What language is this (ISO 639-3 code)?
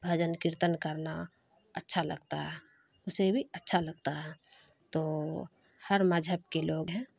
urd